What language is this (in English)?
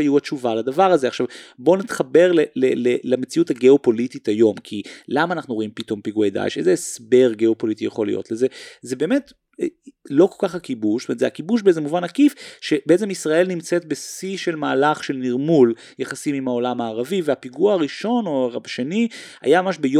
Hebrew